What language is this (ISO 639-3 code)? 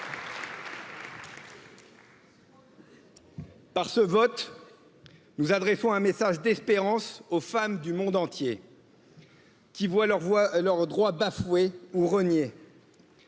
fra